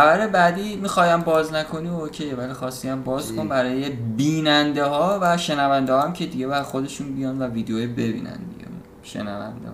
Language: Persian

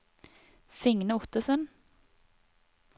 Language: Norwegian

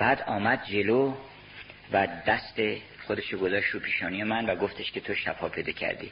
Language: Persian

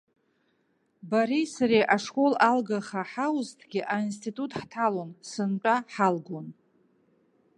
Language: Abkhazian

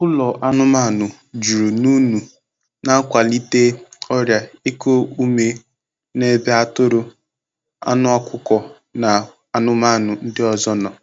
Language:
Igbo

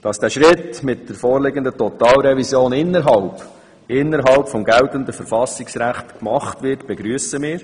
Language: Swiss German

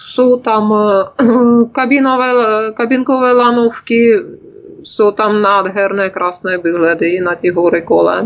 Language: Czech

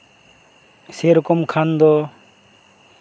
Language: Santali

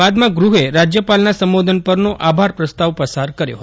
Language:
Gujarati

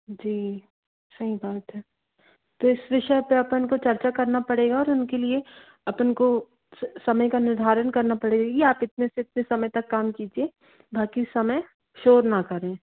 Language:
Hindi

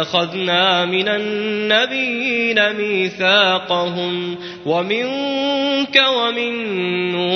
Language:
Arabic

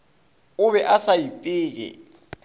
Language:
Northern Sotho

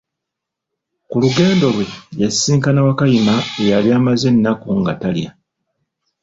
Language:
Ganda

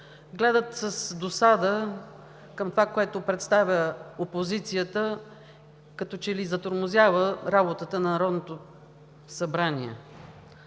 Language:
Bulgarian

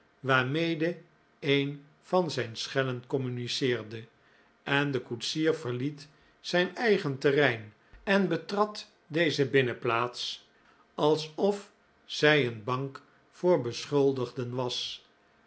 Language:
Dutch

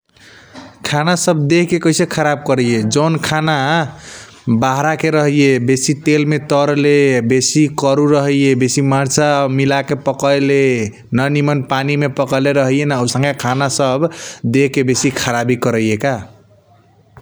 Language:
Kochila Tharu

